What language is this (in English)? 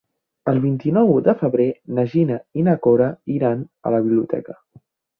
Catalan